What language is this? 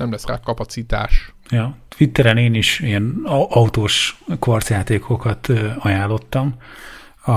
Hungarian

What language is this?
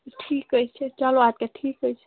Kashmiri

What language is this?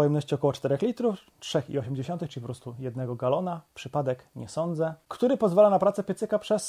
Polish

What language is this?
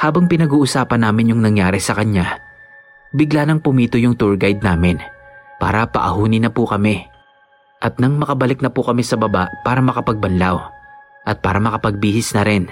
Filipino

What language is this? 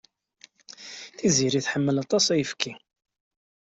Kabyle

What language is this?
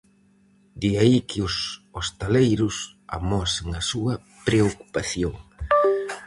Galician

